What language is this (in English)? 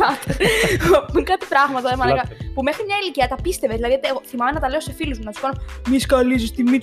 Greek